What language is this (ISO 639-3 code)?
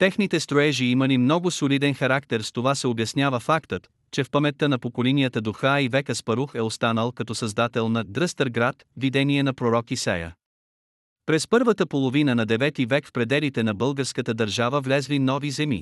bul